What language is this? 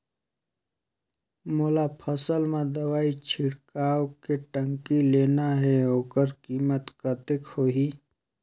Chhattisgarhi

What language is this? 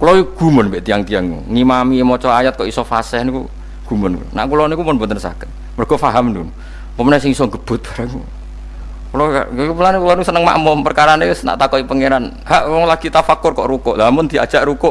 Indonesian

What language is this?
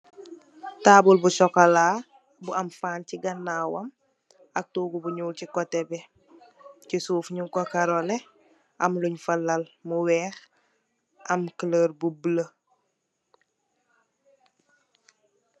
Wolof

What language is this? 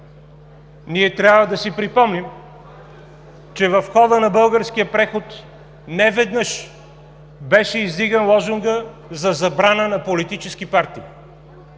Bulgarian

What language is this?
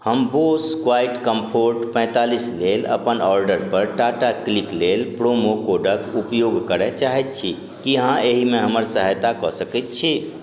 Maithili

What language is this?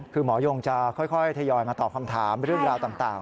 Thai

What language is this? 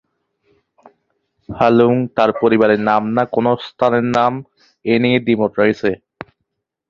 Bangla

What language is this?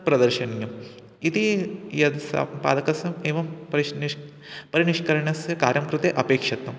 Sanskrit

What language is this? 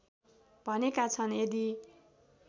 Nepali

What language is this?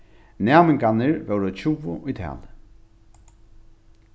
Faroese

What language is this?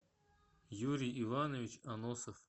Russian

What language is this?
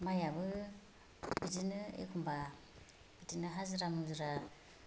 Bodo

